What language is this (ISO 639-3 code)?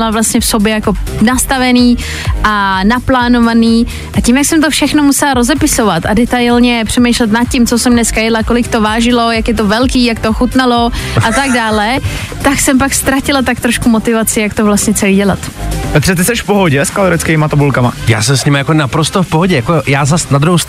ces